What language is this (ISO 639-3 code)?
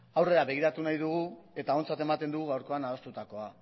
eus